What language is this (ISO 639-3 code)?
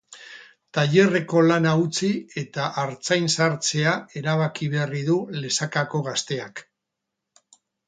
eus